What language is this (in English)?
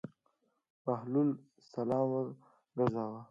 Pashto